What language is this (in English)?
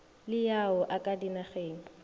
Northern Sotho